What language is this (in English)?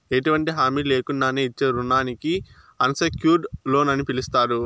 Telugu